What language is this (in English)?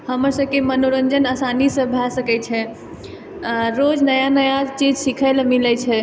Maithili